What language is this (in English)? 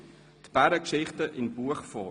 Swiss German